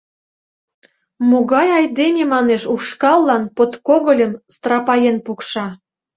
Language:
Mari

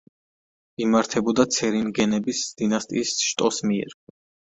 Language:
Georgian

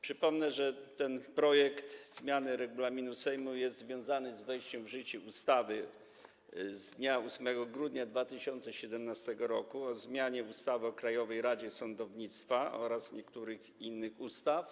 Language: Polish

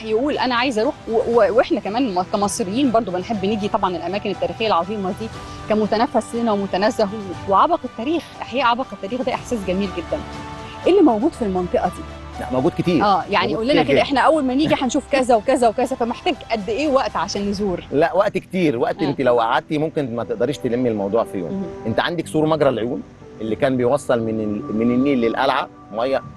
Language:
Arabic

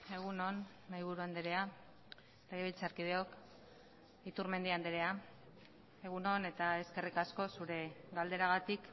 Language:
Basque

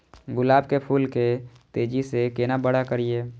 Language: Maithili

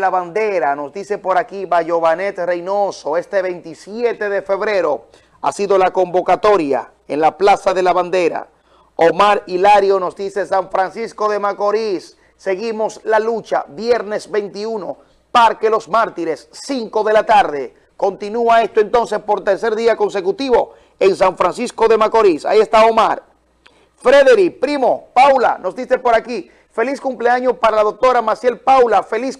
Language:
Spanish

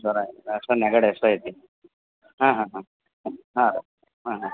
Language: Kannada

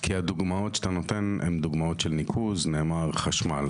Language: Hebrew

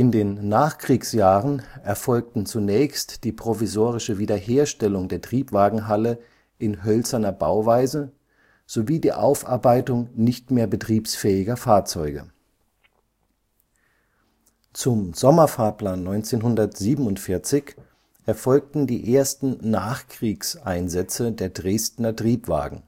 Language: German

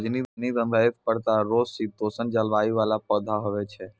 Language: Maithili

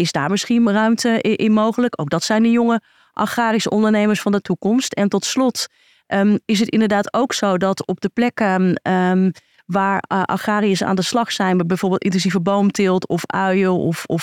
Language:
Dutch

